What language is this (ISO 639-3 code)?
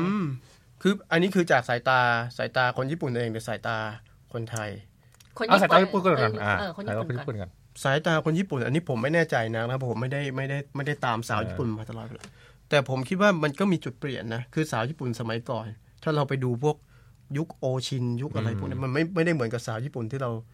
tha